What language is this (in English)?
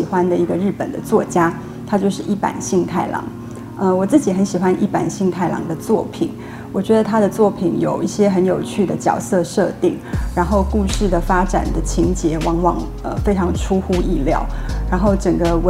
Chinese